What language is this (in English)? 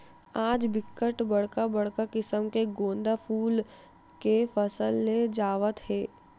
Chhattisgarhi